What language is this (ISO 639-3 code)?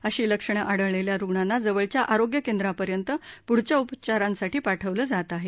mar